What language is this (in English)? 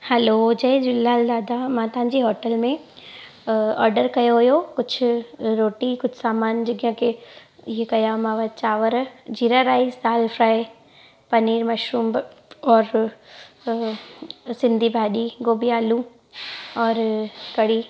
Sindhi